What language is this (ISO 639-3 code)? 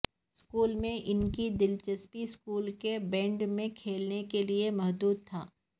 urd